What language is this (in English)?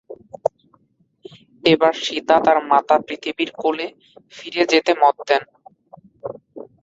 Bangla